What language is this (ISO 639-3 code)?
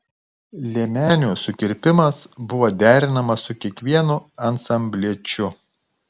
lit